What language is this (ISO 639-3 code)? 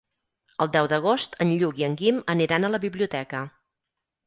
cat